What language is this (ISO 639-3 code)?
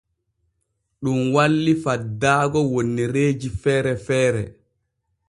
fue